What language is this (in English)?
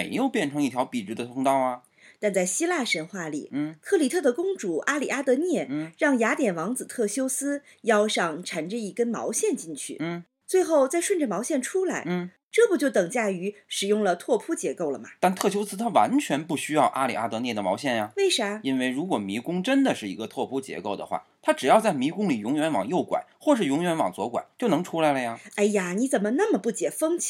Chinese